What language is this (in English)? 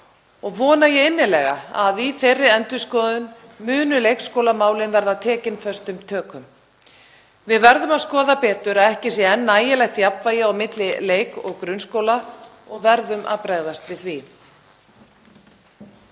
Icelandic